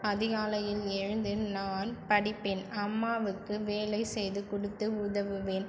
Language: Tamil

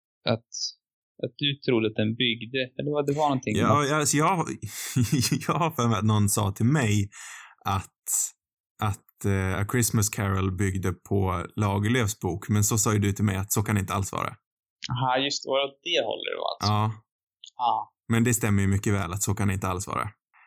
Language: Swedish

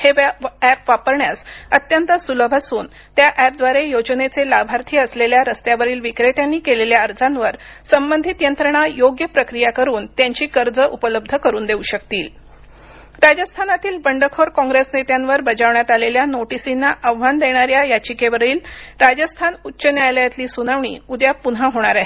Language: Marathi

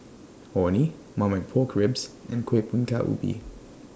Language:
English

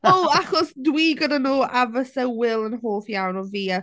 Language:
Welsh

